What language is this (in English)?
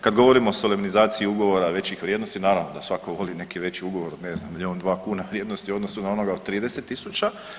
Croatian